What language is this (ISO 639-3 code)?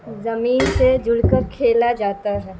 urd